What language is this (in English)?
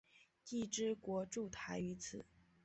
Chinese